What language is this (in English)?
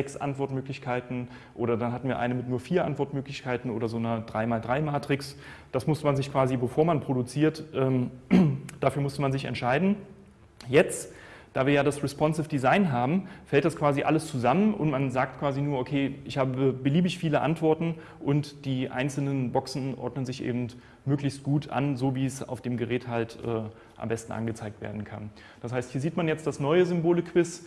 German